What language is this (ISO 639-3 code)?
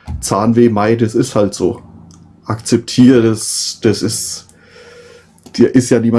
deu